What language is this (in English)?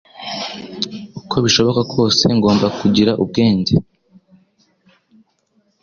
Kinyarwanda